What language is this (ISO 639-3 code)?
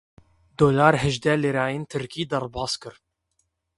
kur